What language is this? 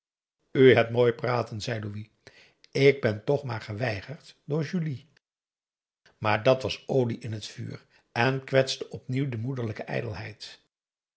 Dutch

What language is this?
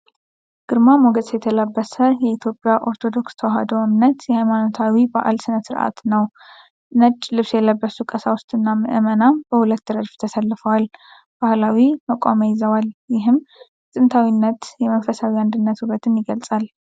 Amharic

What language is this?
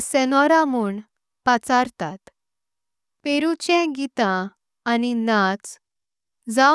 Konkani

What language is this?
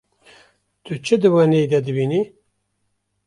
Kurdish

